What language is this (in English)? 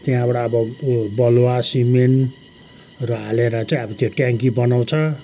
Nepali